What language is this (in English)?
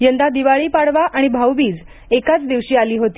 Marathi